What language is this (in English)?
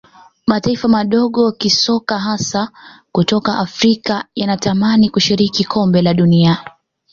Swahili